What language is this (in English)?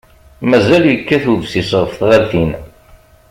Kabyle